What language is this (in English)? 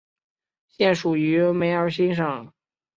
Chinese